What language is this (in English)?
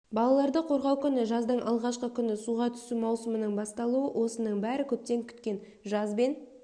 Kazakh